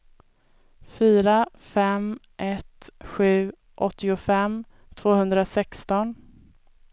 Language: Swedish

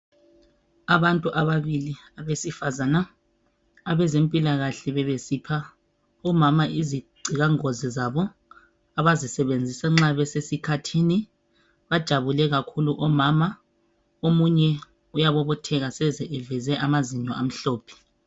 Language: North Ndebele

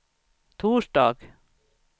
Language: Swedish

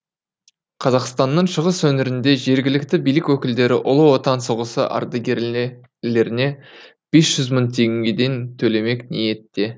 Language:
Kazakh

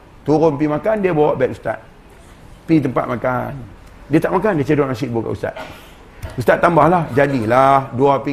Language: Malay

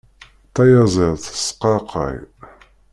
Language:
Kabyle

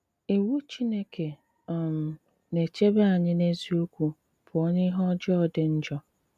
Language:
Igbo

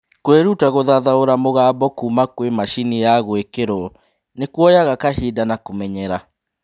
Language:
Kikuyu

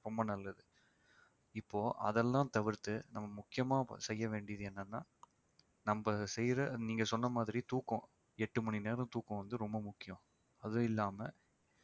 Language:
Tamil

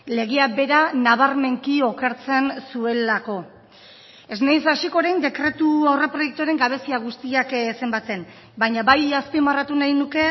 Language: Basque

